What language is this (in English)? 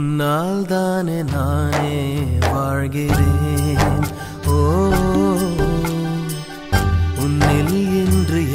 Arabic